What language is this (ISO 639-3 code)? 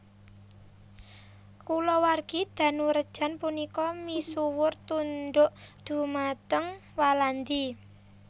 jav